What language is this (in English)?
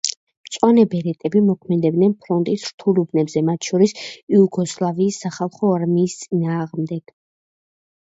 Georgian